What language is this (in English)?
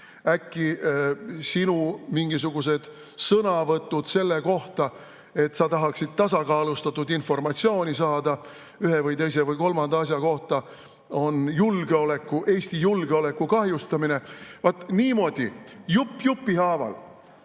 Estonian